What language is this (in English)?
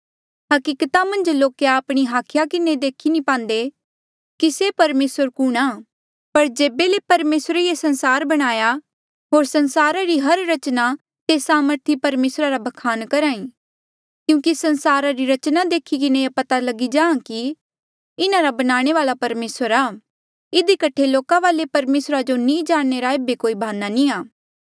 Mandeali